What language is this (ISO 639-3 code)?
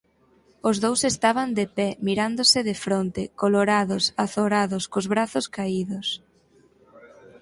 glg